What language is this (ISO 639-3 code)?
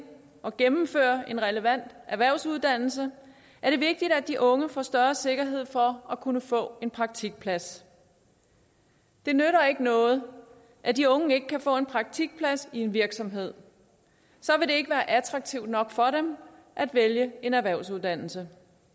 dan